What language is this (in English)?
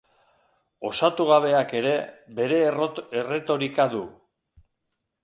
Basque